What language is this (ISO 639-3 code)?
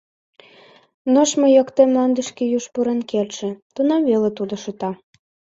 chm